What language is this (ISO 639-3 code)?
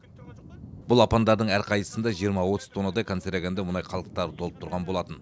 kaz